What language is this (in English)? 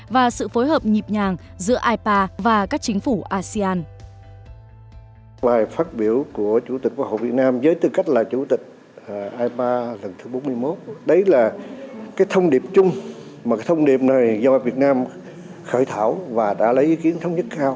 Vietnamese